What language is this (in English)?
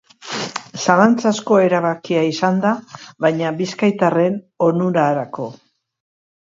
Basque